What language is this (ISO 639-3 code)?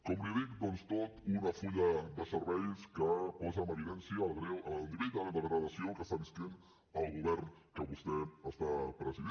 cat